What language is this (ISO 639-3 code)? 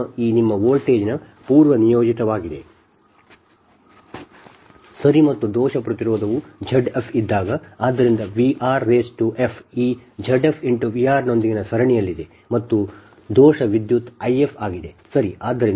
kan